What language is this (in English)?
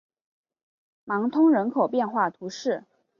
Chinese